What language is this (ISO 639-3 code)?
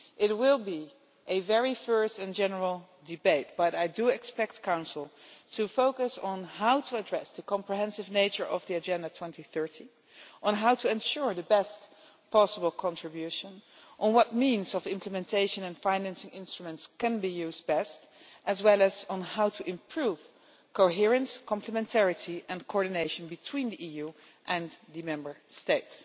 eng